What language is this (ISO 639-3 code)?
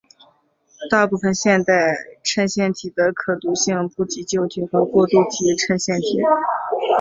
zho